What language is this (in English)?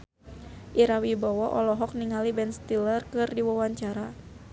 Sundanese